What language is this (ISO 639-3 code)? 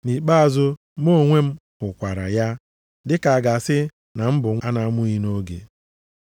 ibo